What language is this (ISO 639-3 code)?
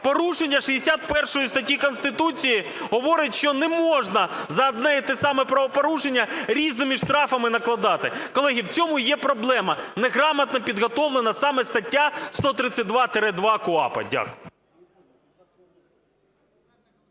ukr